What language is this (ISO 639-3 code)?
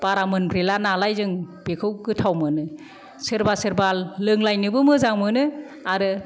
brx